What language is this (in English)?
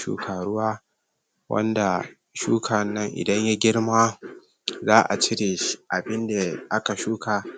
Hausa